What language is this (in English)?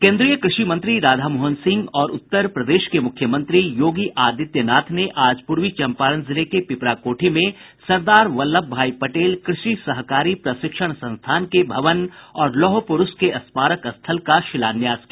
Hindi